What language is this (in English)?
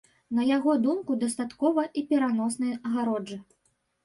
Belarusian